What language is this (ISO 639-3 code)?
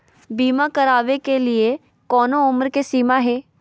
mag